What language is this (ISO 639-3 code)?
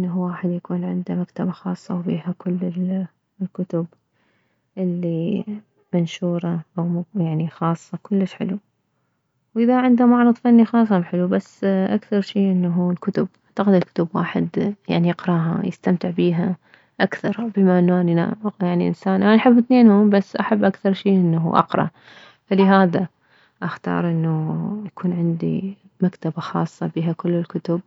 acm